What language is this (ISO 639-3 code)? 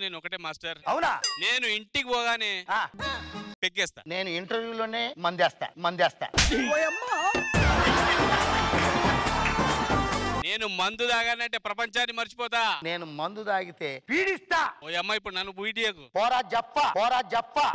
hin